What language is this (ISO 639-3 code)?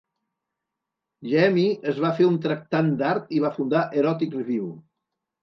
cat